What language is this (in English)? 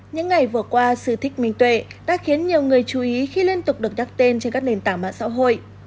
Vietnamese